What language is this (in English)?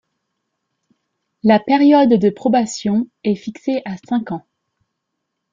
French